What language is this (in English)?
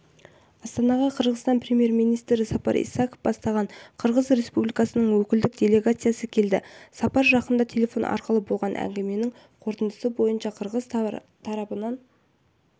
Kazakh